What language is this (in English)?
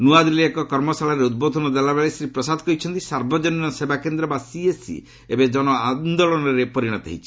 Odia